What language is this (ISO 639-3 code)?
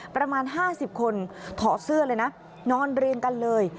tha